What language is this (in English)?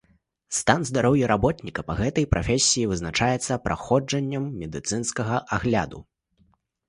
Belarusian